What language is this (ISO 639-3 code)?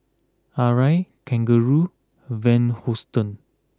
eng